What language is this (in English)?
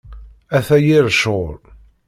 Kabyle